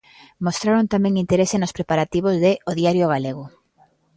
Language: Galician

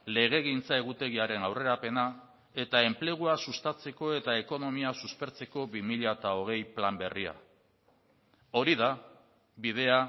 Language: Basque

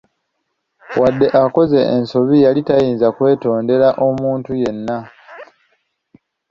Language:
Ganda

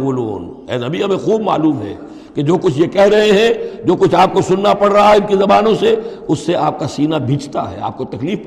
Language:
Urdu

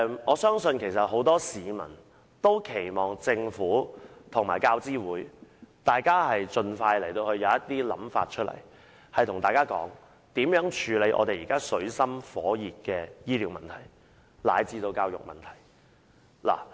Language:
Cantonese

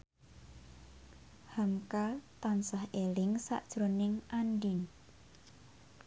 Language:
Javanese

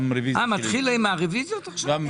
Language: Hebrew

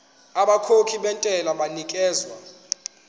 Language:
Zulu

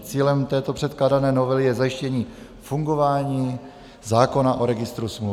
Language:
Czech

